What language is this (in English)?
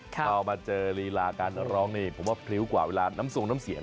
Thai